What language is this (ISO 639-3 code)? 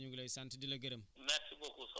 wol